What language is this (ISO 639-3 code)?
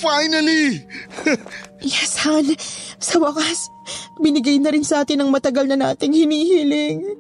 fil